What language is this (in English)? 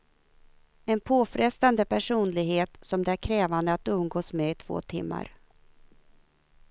Swedish